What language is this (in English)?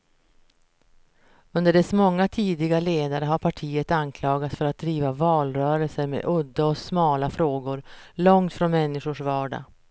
Swedish